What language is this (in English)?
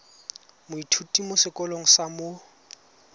Tswana